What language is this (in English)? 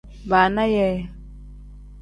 Tem